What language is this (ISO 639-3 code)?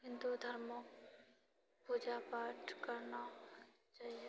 mai